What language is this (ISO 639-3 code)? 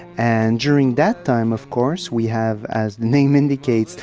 eng